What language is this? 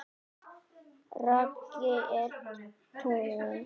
Icelandic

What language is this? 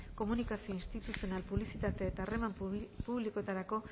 Basque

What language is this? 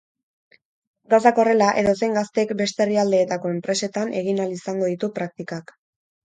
Basque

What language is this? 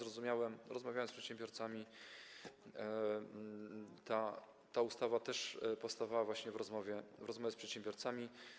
Polish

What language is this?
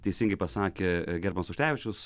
Lithuanian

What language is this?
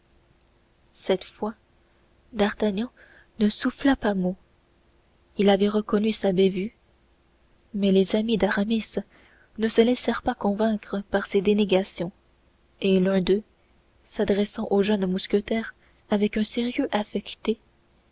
French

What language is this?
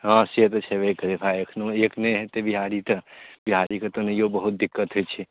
Maithili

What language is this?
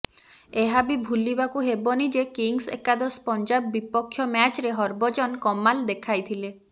Odia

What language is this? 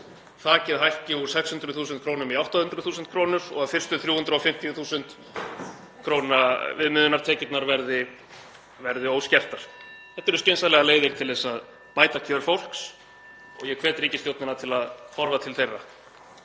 Icelandic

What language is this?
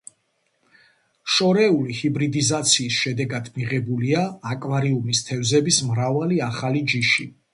Georgian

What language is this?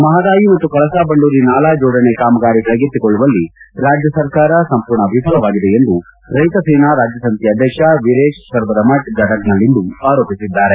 Kannada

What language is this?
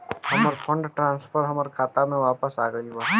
Bhojpuri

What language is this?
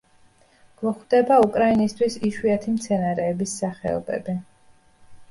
Georgian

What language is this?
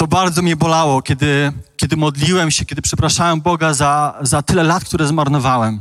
Polish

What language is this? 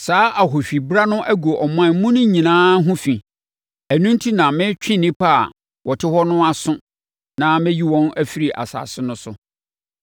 Akan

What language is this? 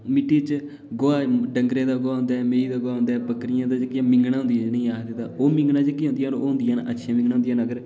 Dogri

